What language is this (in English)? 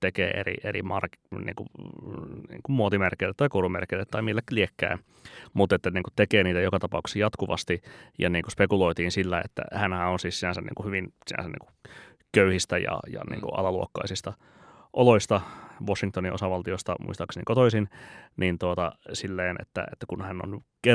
Finnish